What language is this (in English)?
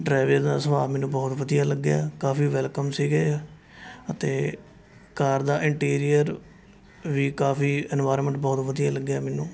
Punjabi